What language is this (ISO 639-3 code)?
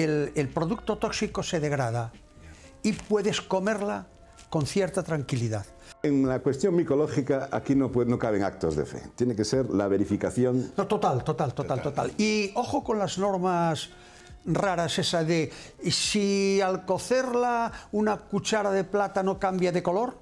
spa